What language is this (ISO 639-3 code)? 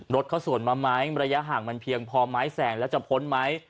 tha